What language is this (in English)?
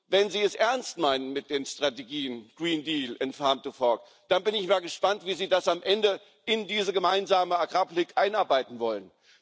German